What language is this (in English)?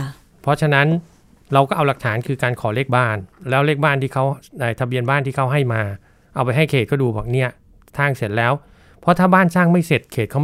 Thai